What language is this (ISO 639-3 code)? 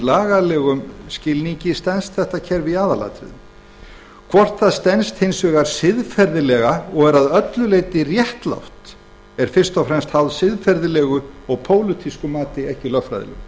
isl